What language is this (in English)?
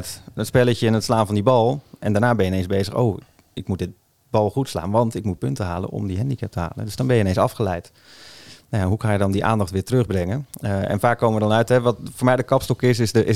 Dutch